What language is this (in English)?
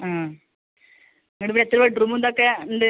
Malayalam